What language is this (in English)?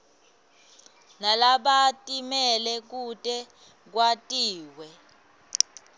Swati